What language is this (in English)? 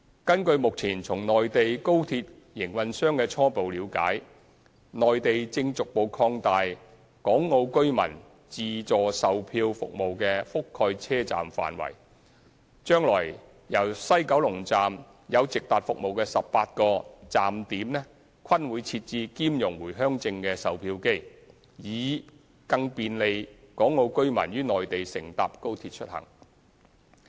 Cantonese